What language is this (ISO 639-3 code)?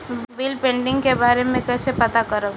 bho